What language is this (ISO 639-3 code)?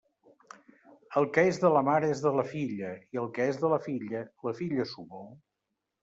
cat